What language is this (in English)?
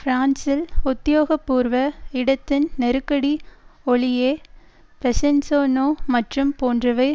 Tamil